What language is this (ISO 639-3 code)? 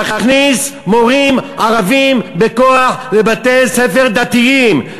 heb